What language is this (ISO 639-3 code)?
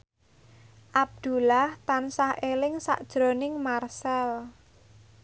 jav